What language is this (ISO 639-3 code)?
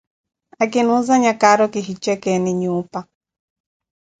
eko